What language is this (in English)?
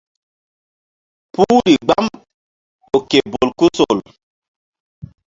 Mbum